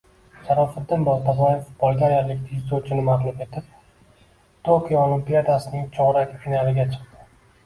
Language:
Uzbek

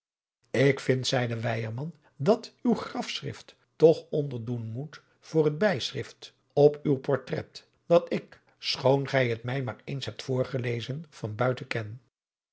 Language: Dutch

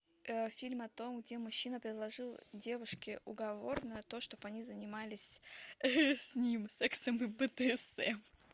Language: Russian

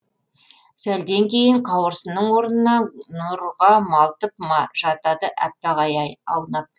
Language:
Kazakh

